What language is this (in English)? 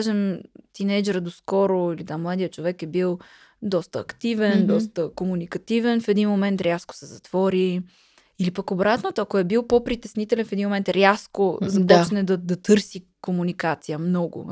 Bulgarian